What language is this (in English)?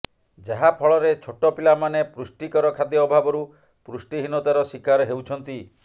Odia